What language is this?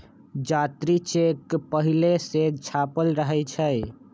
Magahi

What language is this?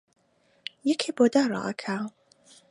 Central Kurdish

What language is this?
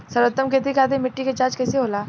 Bhojpuri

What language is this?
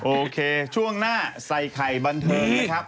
Thai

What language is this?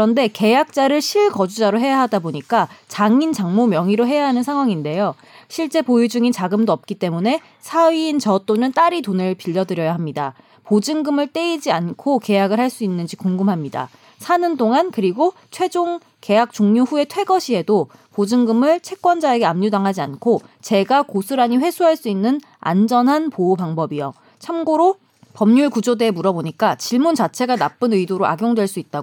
Korean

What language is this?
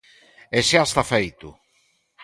Galician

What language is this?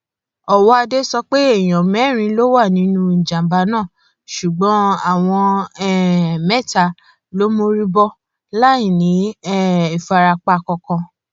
Yoruba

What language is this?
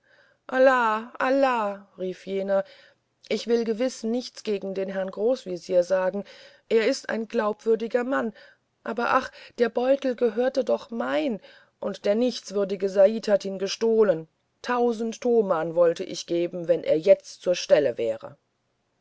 German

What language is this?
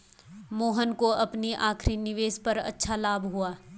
Hindi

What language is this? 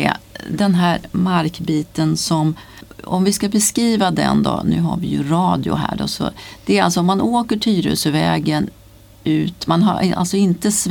Swedish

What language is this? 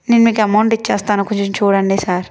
Telugu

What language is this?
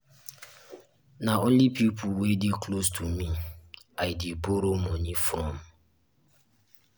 Nigerian Pidgin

